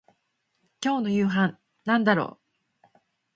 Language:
Japanese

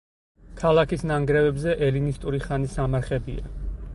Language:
Georgian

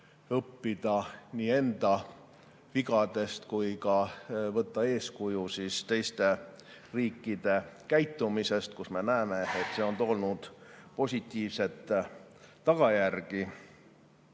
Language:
Estonian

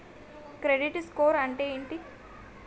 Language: Telugu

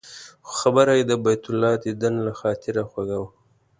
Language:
Pashto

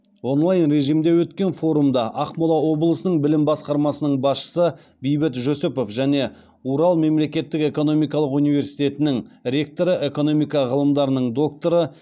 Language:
Kazakh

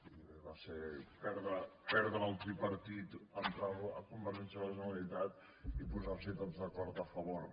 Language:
Catalan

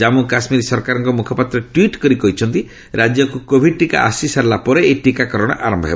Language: Odia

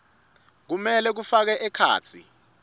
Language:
Swati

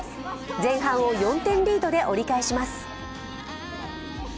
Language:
Japanese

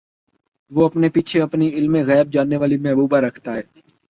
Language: Urdu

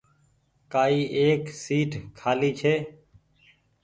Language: Goaria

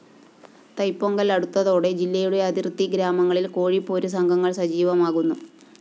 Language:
Malayalam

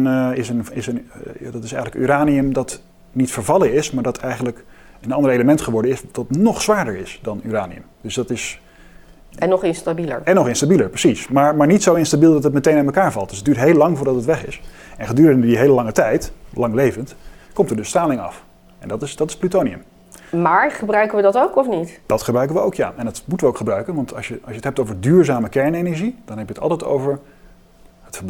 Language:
Dutch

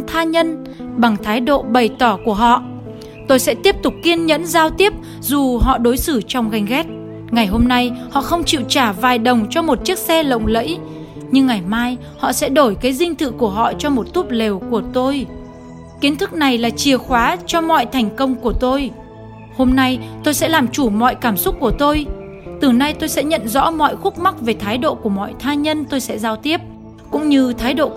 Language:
Vietnamese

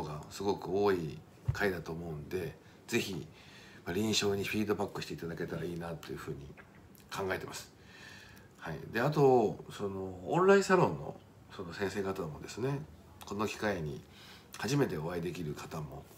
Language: Japanese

